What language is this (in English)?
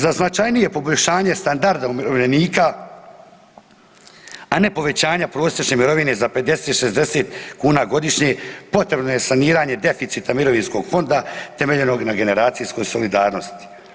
Croatian